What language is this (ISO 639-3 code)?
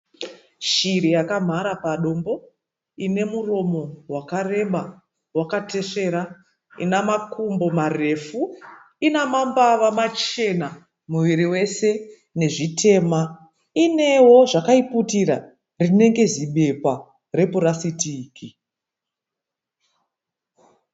sna